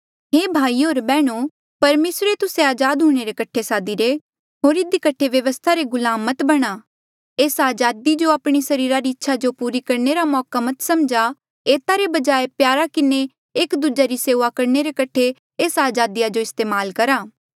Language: Mandeali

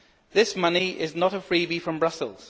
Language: English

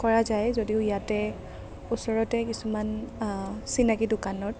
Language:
Assamese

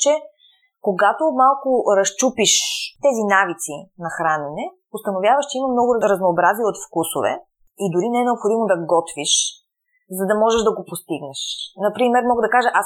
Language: Bulgarian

